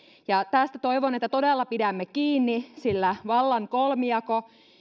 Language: Finnish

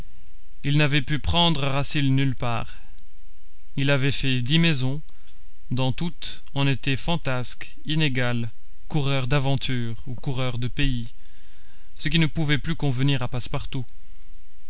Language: French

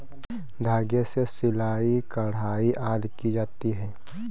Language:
Hindi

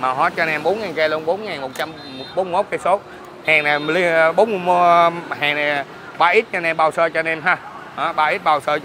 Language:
Vietnamese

